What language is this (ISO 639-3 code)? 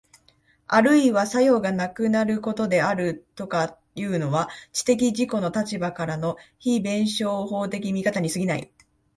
jpn